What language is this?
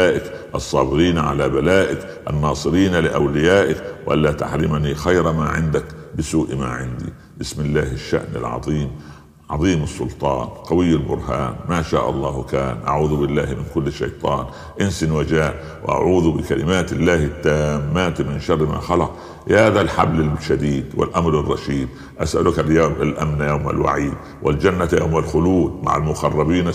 Arabic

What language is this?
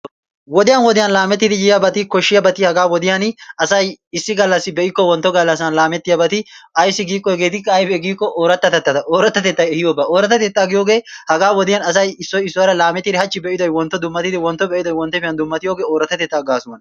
Wolaytta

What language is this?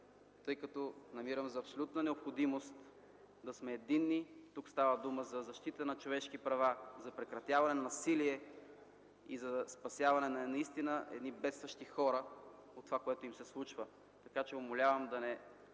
Bulgarian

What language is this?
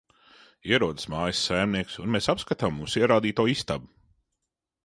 Latvian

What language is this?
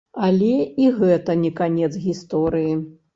Belarusian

